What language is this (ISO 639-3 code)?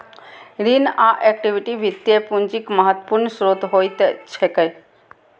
mai